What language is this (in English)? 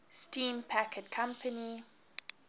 English